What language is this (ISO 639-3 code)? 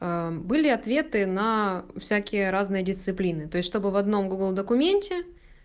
rus